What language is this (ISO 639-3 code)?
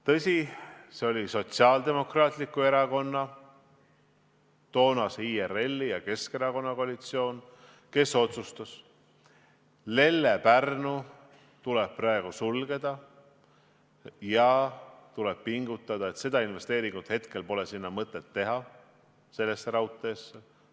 est